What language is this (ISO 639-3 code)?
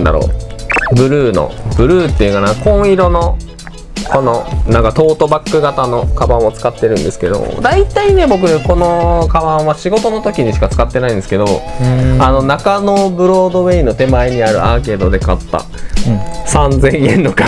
jpn